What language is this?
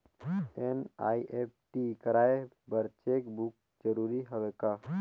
Chhattisgarhi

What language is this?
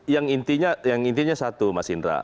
Indonesian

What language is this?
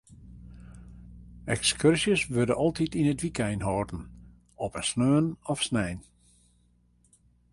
Western Frisian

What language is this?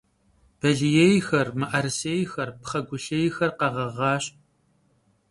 Kabardian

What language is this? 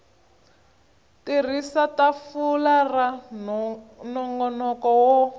Tsonga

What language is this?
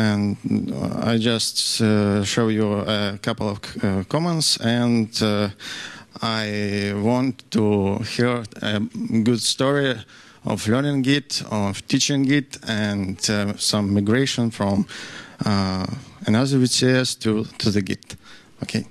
English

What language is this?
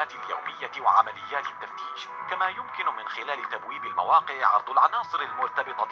Arabic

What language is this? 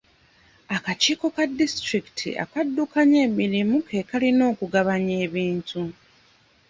Ganda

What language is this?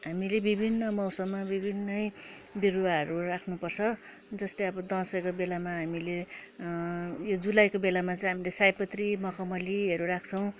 Nepali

